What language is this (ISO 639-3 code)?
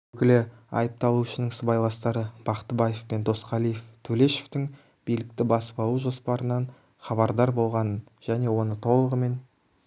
kaz